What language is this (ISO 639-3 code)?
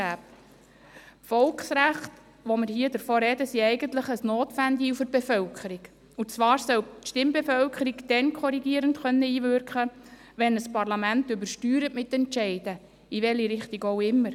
gsw